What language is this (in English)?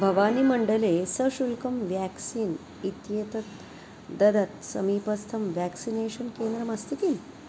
Sanskrit